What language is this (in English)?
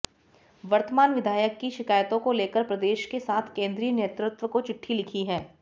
Hindi